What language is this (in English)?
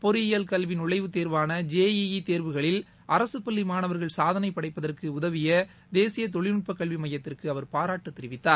Tamil